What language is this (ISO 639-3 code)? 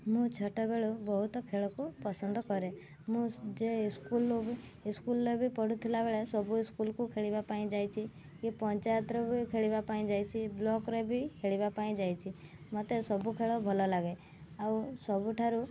ori